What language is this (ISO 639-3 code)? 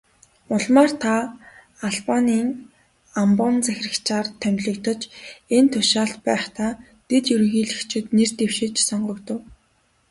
mon